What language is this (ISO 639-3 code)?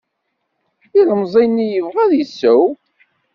kab